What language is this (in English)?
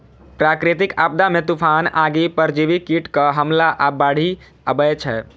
Maithili